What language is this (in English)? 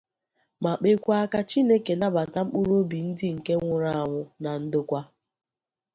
Igbo